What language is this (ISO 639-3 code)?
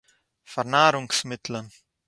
yid